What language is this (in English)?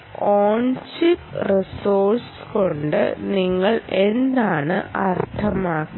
Malayalam